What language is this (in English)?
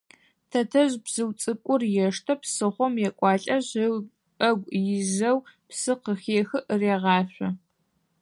Adyghe